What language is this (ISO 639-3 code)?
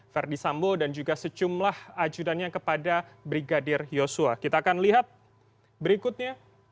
ind